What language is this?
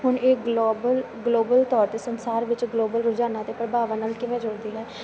Punjabi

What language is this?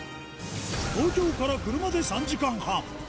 Japanese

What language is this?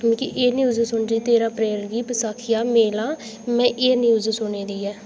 Dogri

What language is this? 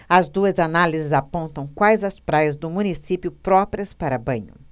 Portuguese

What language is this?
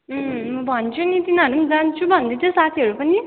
Nepali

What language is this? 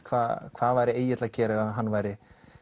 Icelandic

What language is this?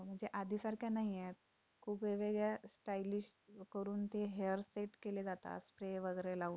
Marathi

